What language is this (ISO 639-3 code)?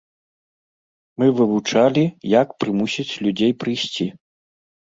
bel